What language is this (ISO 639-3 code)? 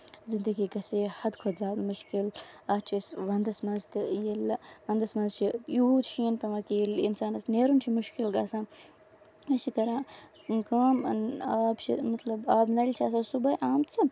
kas